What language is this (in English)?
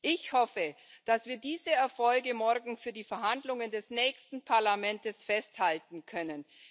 German